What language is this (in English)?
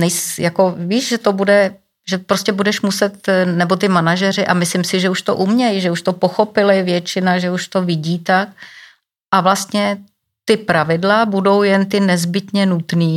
Czech